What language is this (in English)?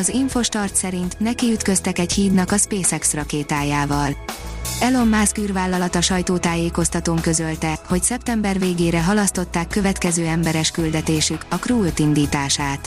Hungarian